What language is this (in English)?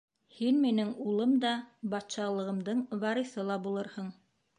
Bashkir